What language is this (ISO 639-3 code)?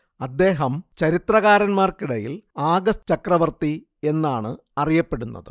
mal